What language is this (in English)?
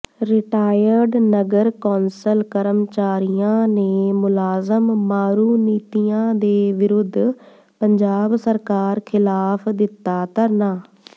Punjabi